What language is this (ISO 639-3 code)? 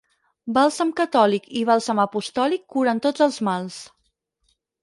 cat